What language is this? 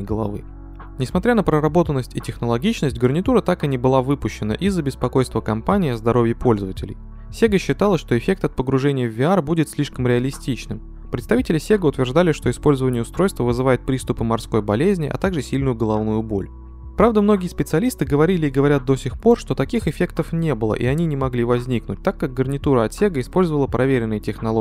Russian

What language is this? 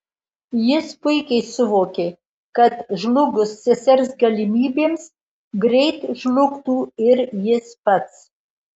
Lithuanian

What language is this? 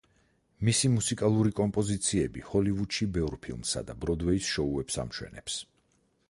Georgian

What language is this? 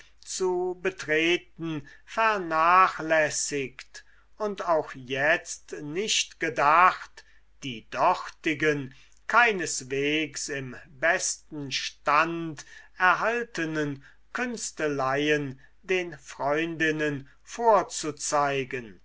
German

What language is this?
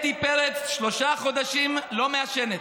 Hebrew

